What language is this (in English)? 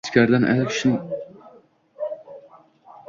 Uzbek